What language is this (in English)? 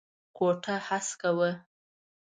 Pashto